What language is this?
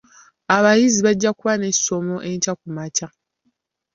Ganda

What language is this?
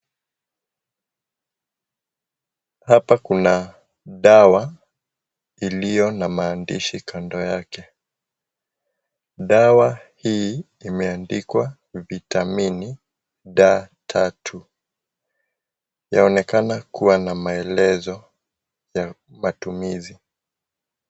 Swahili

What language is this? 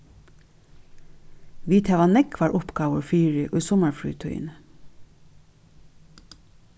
Faroese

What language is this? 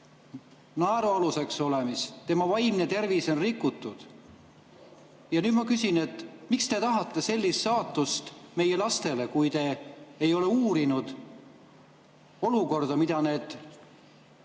Estonian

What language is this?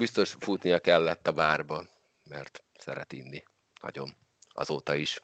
Hungarian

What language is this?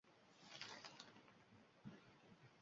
Uzbek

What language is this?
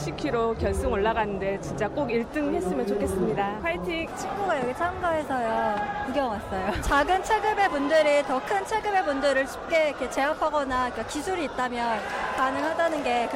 Korean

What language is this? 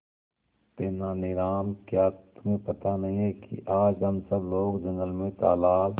Hindi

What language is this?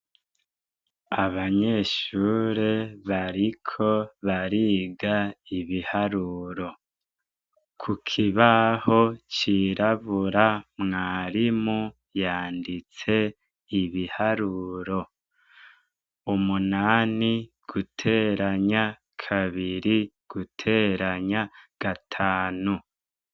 Rundi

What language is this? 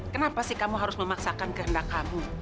Indonesian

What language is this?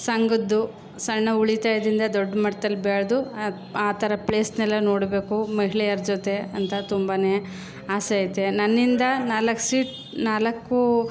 Kannada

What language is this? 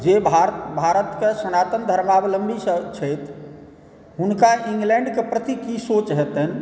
Maithili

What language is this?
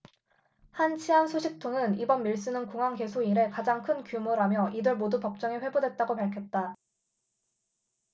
Korean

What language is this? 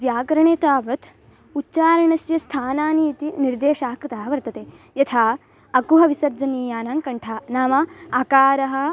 Sanskrit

